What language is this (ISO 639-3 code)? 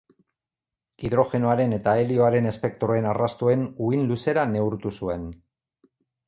eus